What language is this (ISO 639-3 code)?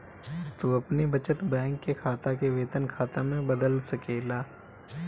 bho